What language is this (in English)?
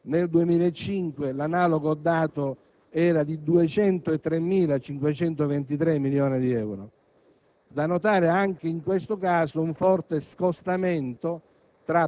Italian